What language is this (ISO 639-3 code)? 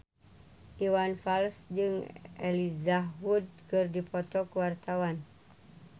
sun